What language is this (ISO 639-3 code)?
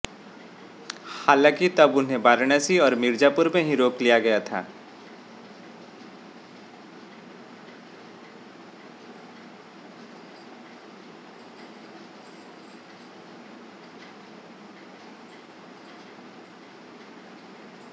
hin